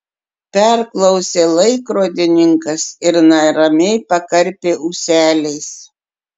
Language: Lithuanian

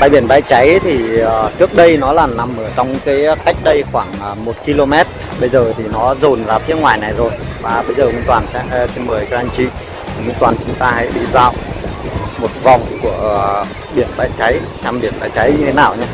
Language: Vietnamese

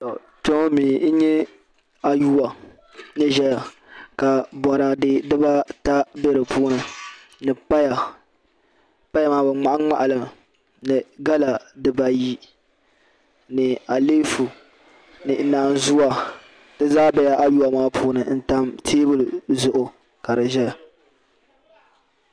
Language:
Dagbani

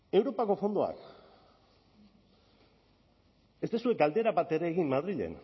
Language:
Basque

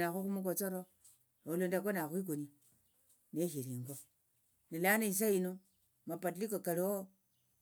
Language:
Tsotso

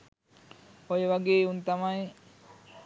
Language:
Sinhala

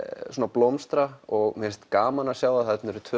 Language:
Icelandic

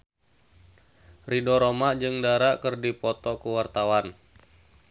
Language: Sundanese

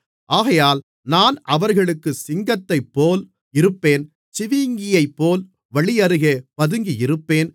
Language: Tamil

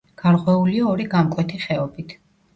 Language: Georgian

